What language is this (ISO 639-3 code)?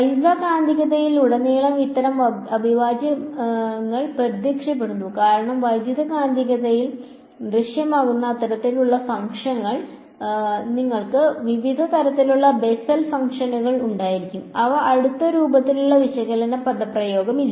mal